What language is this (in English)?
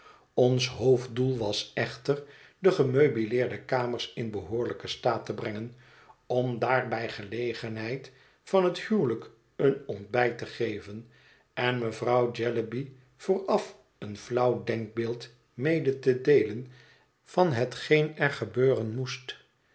Dutch